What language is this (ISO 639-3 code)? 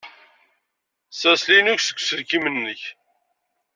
kab